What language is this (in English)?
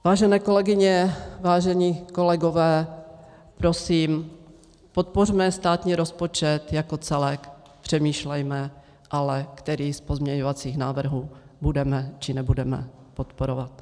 Czech